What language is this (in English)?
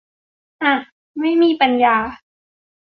Thai